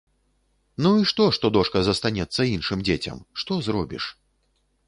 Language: Belarusian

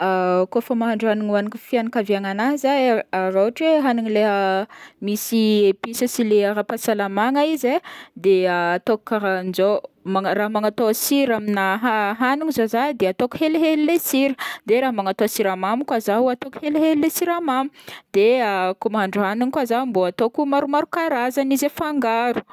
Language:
Northern Betsimisaraka Malagasy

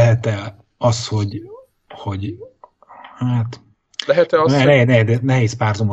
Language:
Hungarian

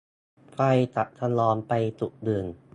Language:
Thai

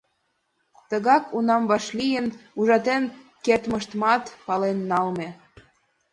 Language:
Mari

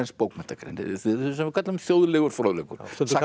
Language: Icelandic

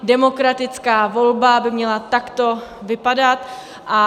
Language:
Czech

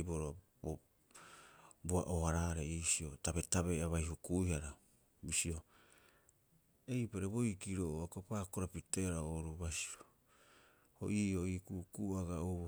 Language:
Rapoisi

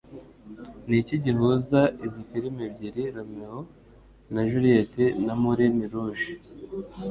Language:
Kinyarwanda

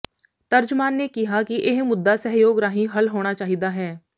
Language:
Punjabi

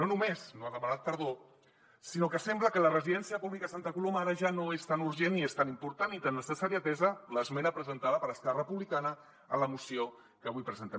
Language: Catalan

